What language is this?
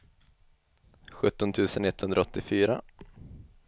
Swedish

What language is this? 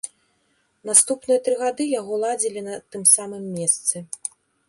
Belarusian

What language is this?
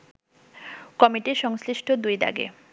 Bangla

